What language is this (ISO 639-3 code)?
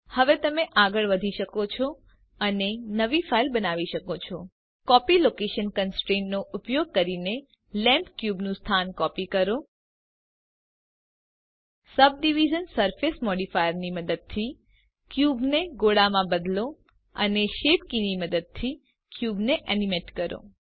guj